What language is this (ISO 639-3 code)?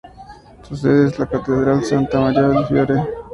spa